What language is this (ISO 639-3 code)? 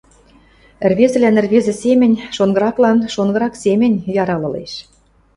mrj